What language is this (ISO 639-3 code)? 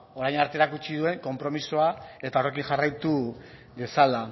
eus